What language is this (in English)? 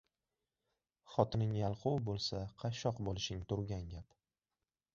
Uzbek